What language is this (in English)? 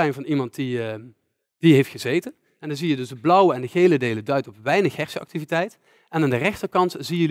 Dutch